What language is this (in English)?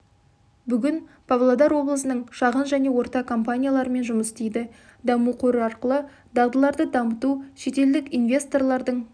Kazakh